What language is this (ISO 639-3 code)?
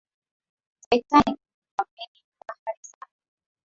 swa